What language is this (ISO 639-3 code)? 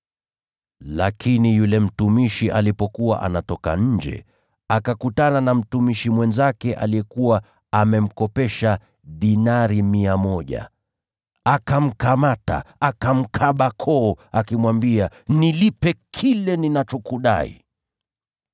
swa